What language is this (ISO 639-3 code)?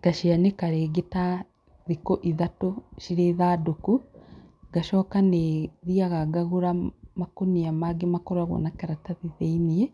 kik